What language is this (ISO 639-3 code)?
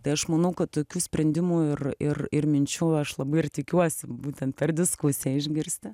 lit